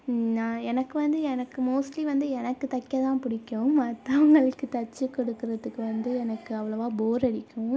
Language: Tamil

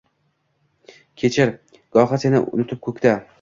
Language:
Uzbek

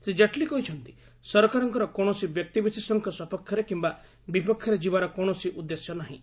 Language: Odia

